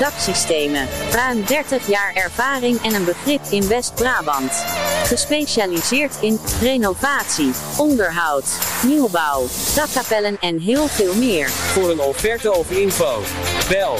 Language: Dutch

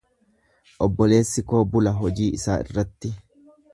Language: Oromo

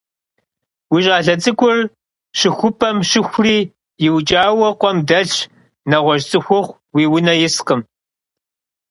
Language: Kabardian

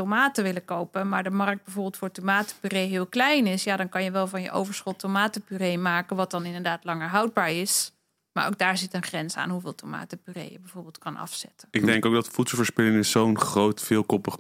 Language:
Dutch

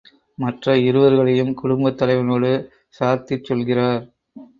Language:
Tamil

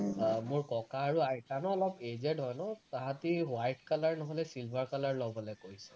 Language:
Assamese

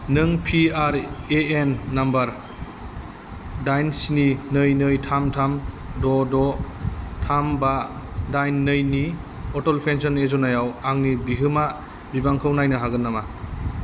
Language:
Bodo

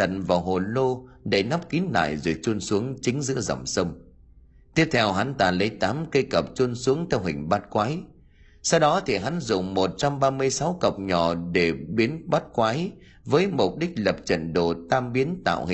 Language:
Vietnamese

